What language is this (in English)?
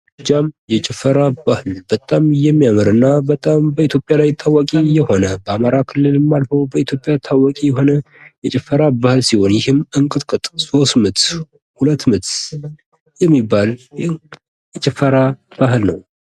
Amharic